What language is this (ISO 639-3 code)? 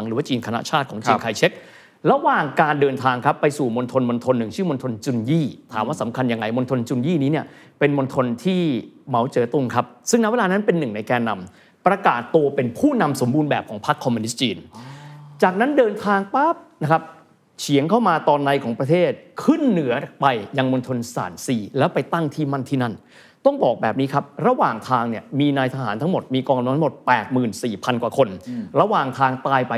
tha